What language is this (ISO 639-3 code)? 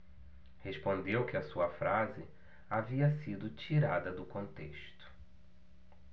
por